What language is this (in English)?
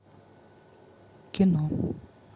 Russian